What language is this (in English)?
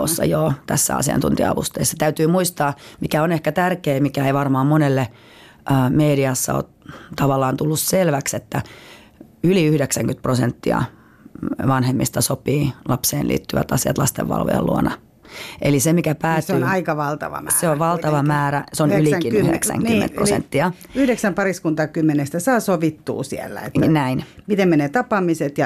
Finnish